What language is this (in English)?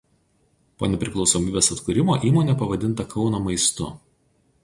Lithuanian